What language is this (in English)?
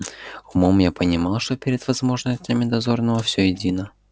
Russian